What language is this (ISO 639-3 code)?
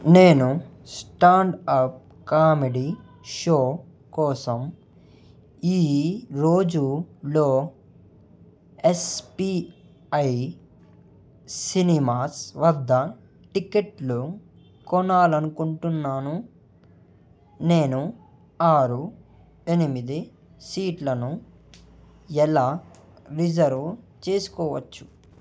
tel